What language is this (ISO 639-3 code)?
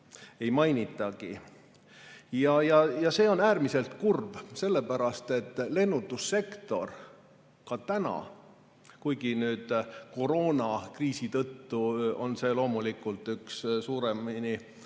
est